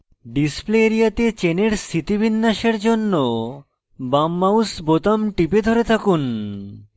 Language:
Bangla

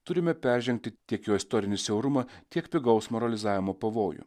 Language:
Lithuanian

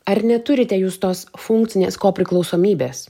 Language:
Lithuanian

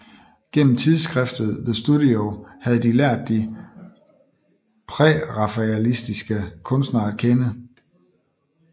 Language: Danish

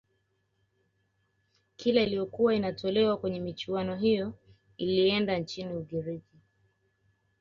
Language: Swahili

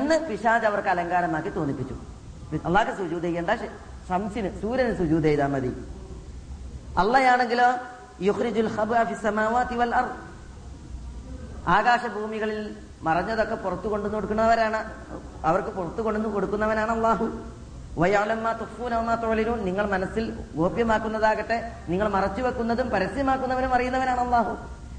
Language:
Malayalam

